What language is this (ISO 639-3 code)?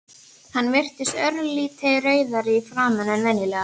isl